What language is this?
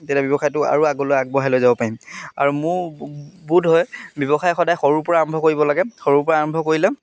Assamese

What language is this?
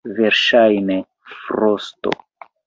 Esperanto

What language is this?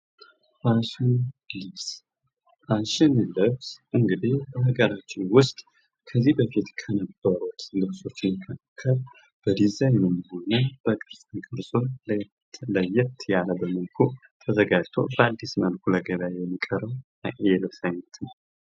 Amharic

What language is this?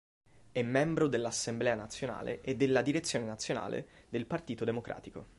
Italian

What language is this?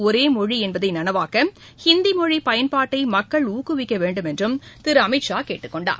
Tamil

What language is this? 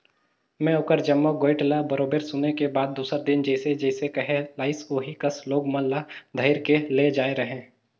Chhattisgarhi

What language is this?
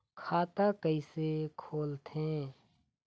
Chhattisgarhi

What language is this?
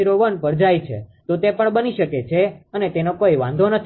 Gujarati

